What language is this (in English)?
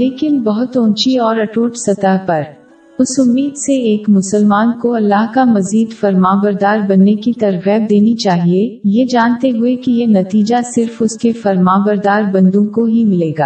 Urdu